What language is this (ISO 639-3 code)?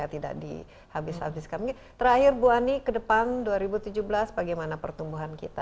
ind